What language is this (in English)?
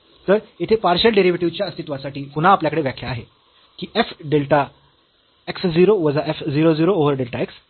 Marathi